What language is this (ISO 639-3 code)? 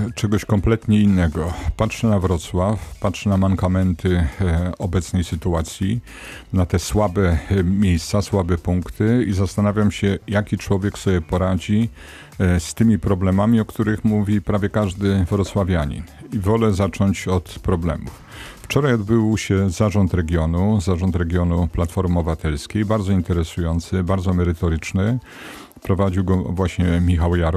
pol